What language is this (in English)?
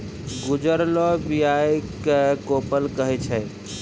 Maithili